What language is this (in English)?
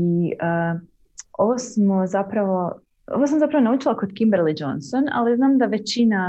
Croatian